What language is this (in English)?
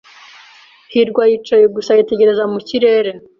Kinyarwanda